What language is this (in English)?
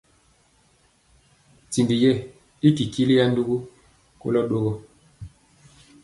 Mpiemo